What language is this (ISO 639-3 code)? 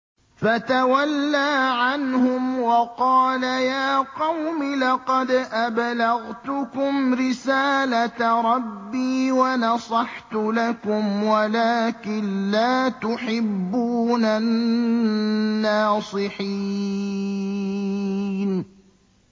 ara